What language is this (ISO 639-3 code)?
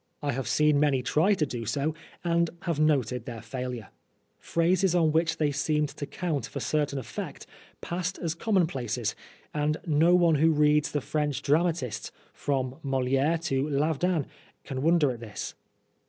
eng